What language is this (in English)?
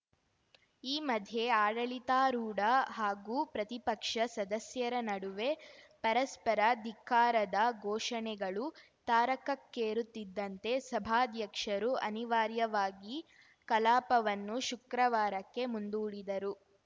Kannada